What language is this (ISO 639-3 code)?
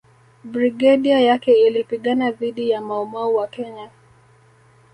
swa